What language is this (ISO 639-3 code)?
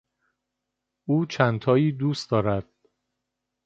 fas